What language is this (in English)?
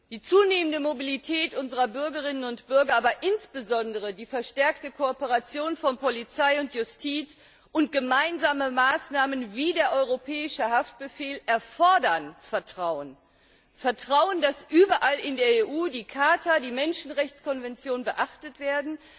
German